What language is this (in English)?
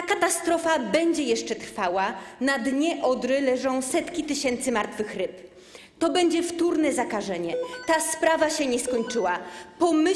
Polish